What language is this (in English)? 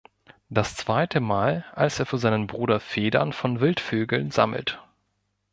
German